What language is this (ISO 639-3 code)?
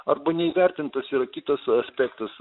lit